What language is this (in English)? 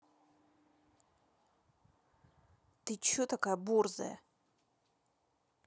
Russian